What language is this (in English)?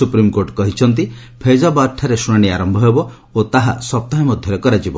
Odia